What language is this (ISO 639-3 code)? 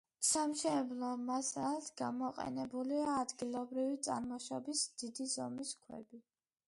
kat